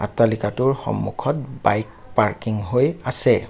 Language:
Assamese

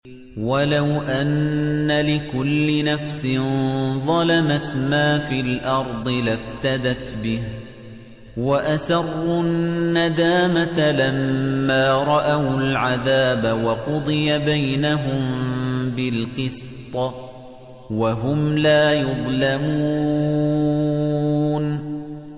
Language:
Arabic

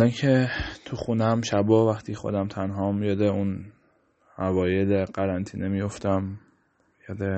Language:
Persian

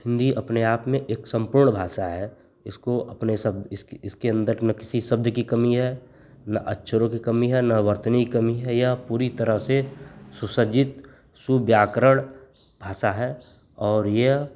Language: Hindi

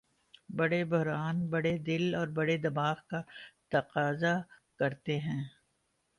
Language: Urdu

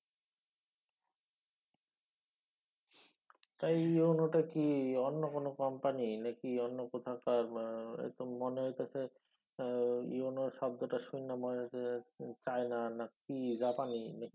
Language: Bangla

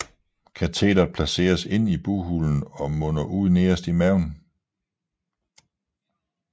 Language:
Danish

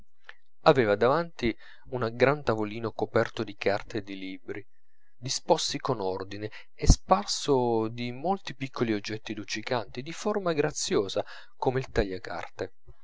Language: Italian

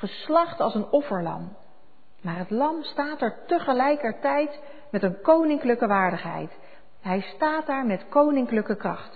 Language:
Dutch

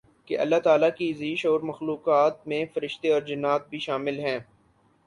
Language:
Urdu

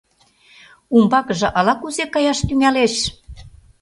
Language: Mari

